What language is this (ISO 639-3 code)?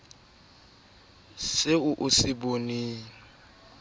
sot